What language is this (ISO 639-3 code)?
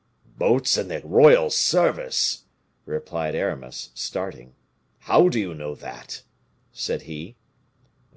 eng